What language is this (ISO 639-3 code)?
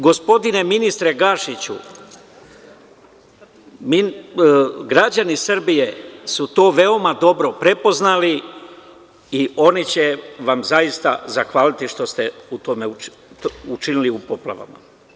srp